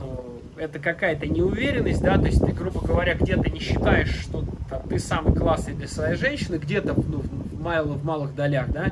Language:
Russian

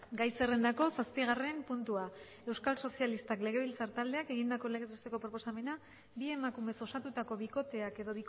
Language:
Basque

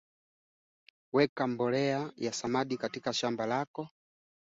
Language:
Swahili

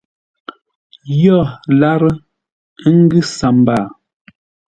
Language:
Ngombale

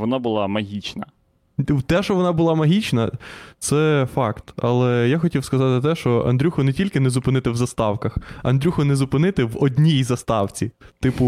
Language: Ukrainian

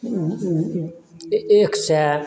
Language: Maithili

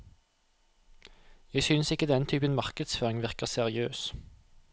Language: Norwegian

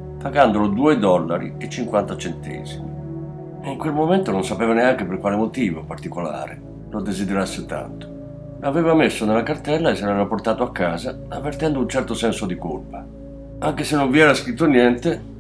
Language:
Italian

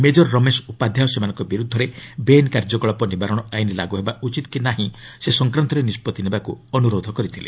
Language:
Odia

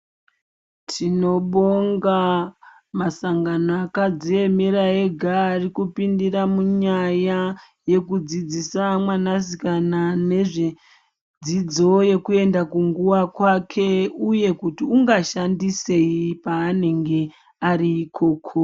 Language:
Ndau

